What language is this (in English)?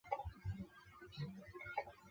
Chinese